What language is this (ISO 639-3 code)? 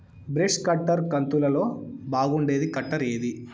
tel